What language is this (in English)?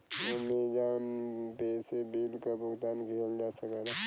Bhojpuri